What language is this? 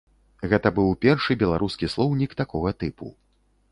Belarusian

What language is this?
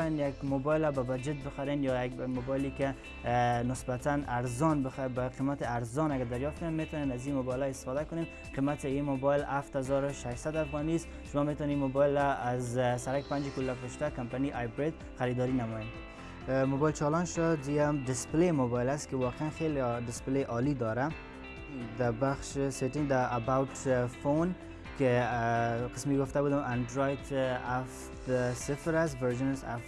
Persian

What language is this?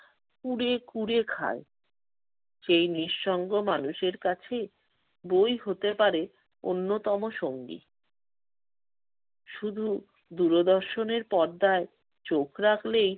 Bangla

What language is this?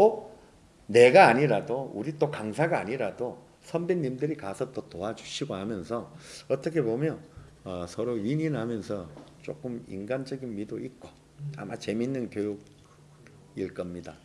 Korean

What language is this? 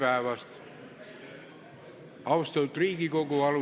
Estonian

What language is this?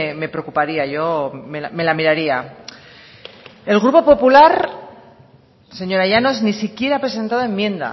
Spanish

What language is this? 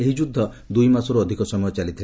Odia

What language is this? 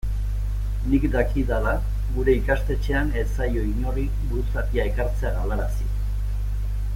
Basque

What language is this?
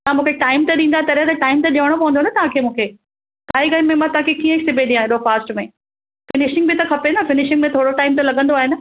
Sindhi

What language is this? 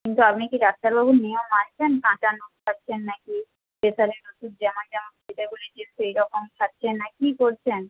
Bangla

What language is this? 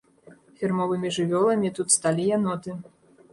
Belarusian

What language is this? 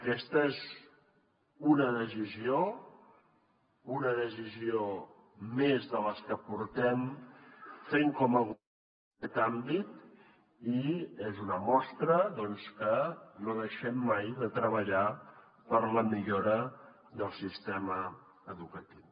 Catalan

